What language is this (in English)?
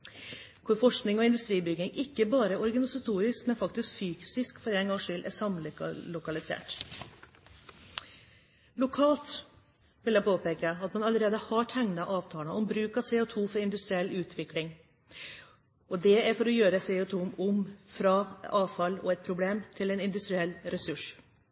Norwegian Bokmål